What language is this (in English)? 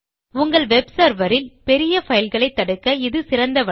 Tamil